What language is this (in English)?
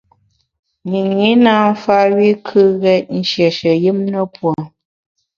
Bamun